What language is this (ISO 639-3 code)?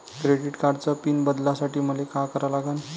mar